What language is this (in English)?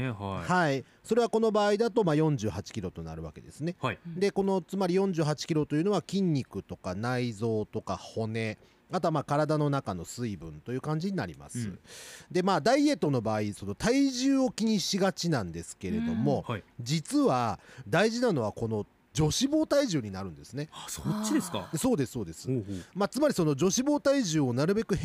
Japanese